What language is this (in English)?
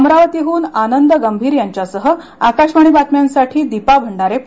Marathi